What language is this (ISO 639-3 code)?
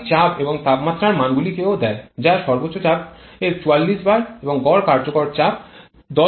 ben